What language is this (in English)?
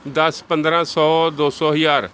Punjabi